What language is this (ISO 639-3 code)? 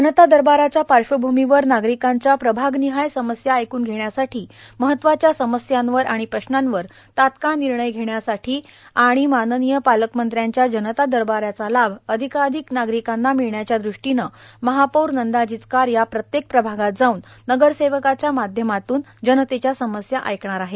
mar